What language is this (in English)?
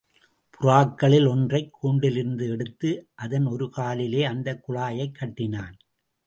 Tamil